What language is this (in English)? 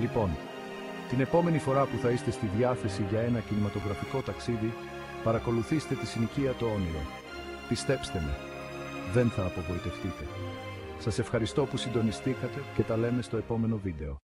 Greek